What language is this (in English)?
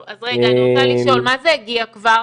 Hebrew